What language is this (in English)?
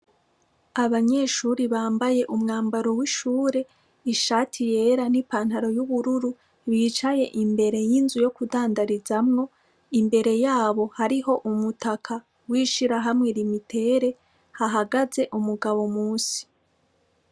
Rundi